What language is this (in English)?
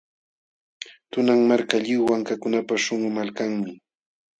Jauja Wanca Quechua